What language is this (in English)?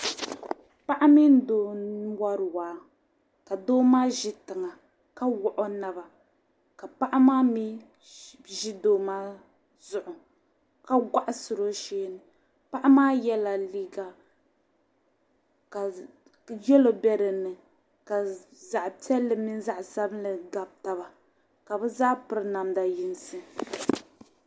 Dagbani